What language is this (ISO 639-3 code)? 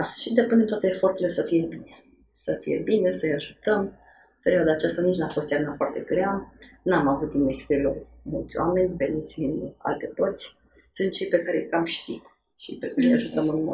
ron